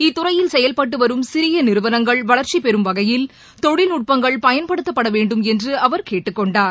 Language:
Tamil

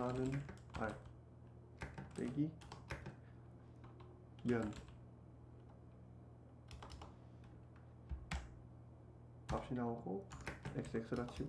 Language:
Korean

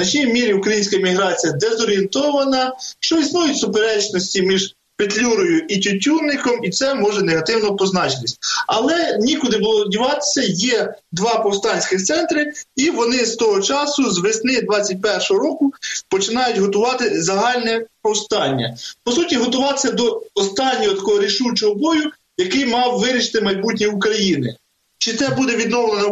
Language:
Ukrainian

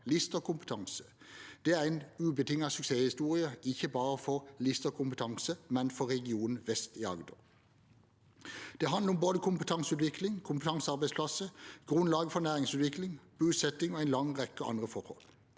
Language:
Norwegian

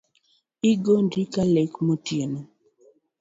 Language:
Luo (Kenya and Tanzania)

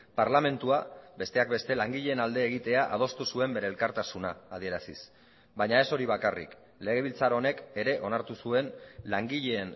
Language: Basque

